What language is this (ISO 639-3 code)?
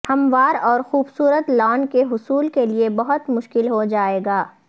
urd